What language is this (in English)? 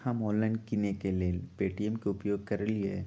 Magahi